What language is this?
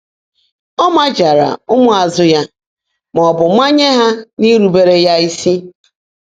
Igbo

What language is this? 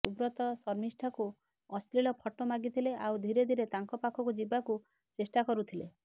Odia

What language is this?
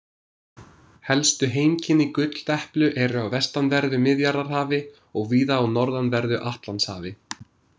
Icelandic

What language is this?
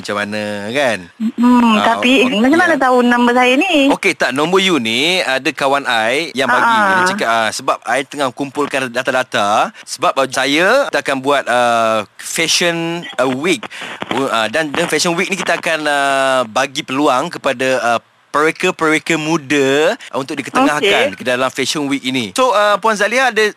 Malay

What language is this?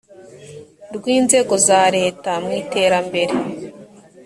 Kinyarwanda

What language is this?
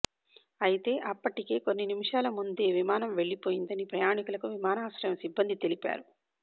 Telugu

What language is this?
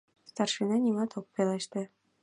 Mari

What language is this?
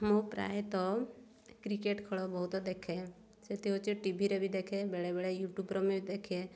Odia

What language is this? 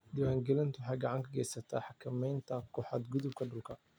Somali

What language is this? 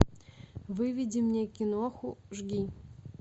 Russian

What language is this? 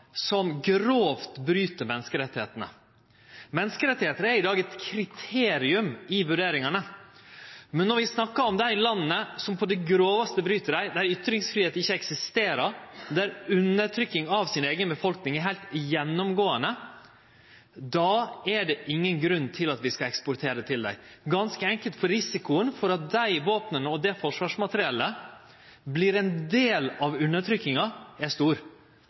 Norwegian Nynorsk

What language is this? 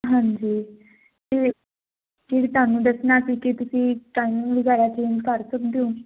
Punjabi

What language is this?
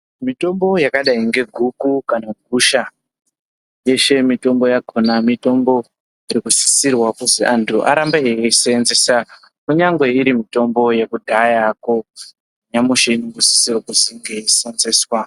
Ndau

